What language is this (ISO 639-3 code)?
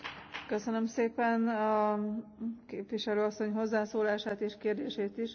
hun